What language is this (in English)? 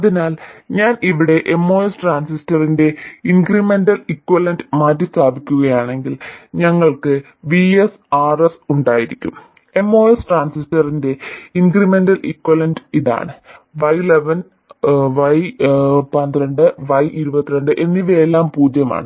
Malayalam